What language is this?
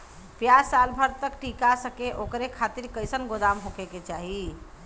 Bhojpuri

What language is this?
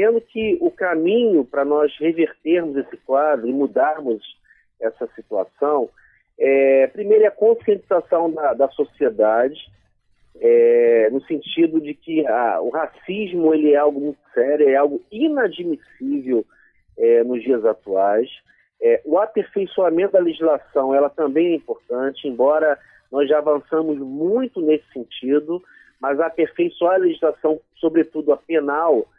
Portuguese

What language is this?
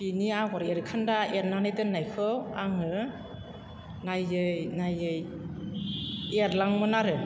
Bodo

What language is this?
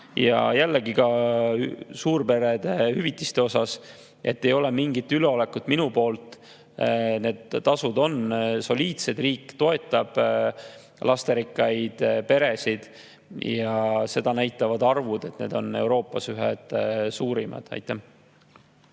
Estonian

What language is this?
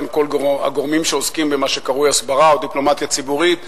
Hebrew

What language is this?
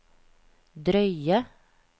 Norwegian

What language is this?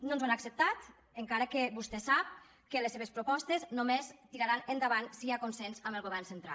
Catalan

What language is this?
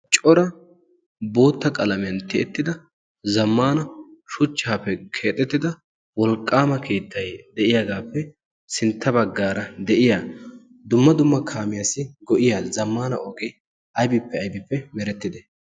Wolaytta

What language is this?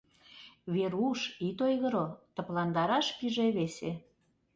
Mari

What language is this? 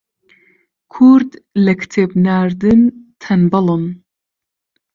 Central Kurdish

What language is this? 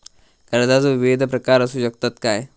Marathi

